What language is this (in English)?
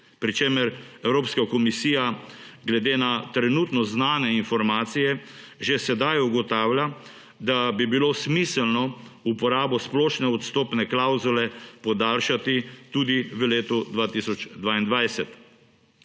Slovenian